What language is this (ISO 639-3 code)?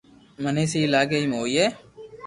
lrk